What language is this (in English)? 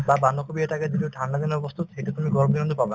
Assamese